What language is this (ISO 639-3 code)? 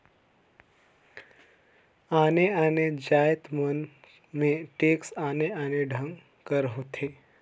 hne